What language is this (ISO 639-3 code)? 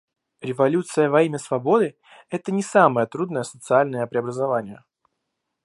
rus